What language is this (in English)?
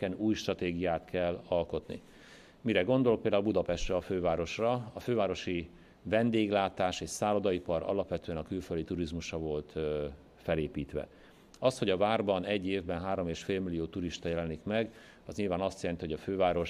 Hungarian